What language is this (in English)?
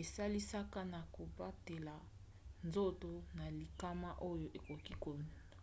Lingala